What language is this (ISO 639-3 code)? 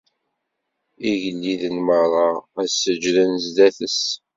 kab